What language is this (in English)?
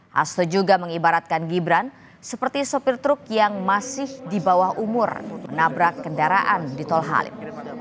Indonesian